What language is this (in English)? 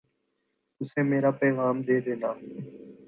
Urdu